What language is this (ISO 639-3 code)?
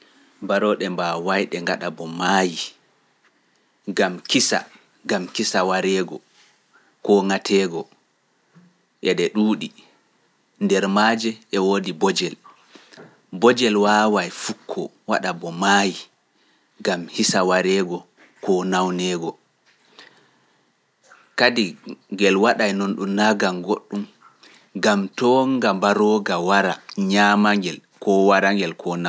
fuf